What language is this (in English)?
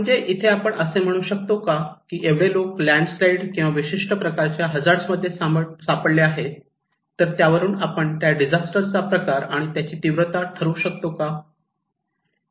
Marathi